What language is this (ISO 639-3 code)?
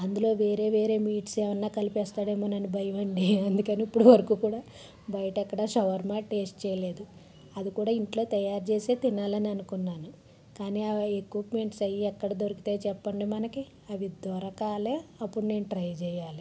tel